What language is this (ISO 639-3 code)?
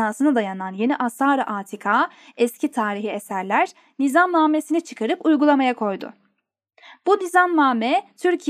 tur